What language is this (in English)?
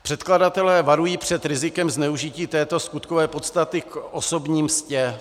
Czech